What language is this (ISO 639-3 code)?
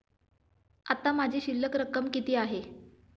mar